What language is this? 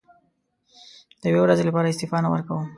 Pashto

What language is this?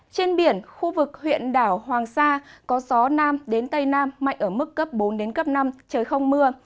Vietnamese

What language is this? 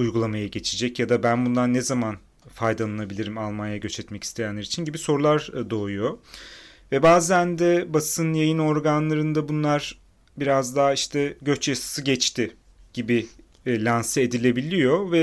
Turkish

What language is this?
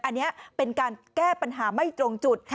Thai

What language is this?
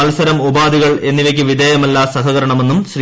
Malayalam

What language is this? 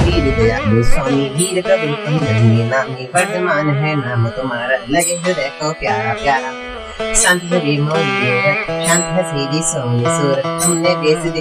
Hindi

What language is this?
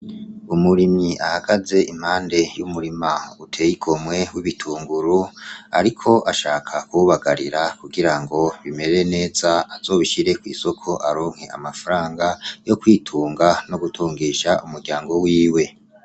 Rundi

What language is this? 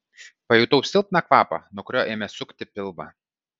Lithuanian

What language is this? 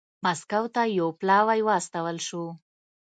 Pashto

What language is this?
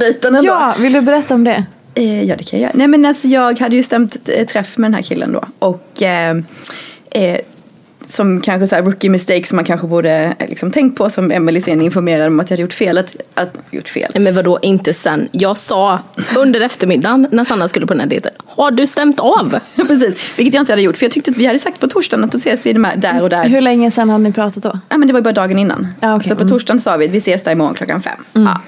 Swedish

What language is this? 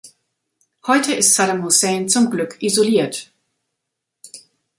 German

